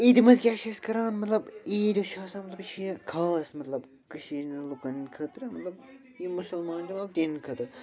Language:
Kashmiri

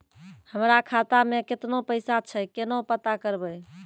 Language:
Maithili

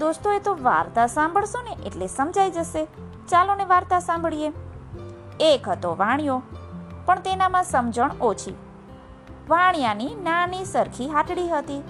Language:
Gujarati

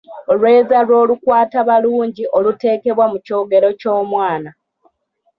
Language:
Ganda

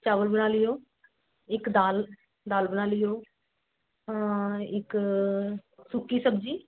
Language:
Punjabi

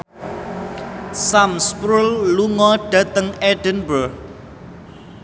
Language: Javanese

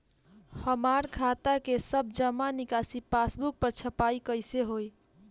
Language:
Bhojpuri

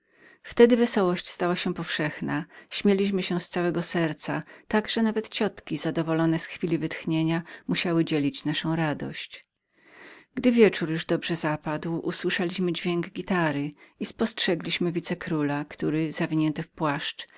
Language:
Polish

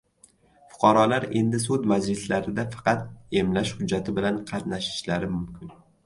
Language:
Uzbek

